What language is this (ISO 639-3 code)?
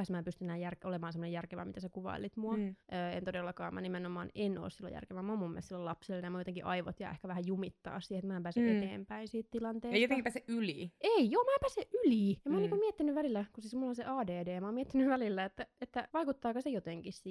fin